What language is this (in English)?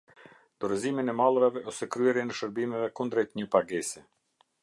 Albanian